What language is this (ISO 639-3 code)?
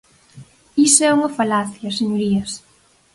glg